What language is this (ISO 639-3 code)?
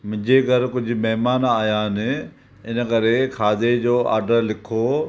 snd